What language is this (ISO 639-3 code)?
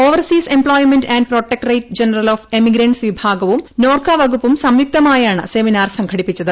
mal